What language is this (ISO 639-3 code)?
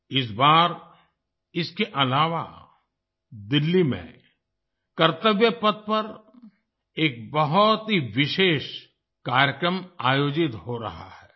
hin